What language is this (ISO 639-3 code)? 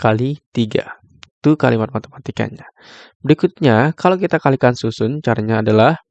ind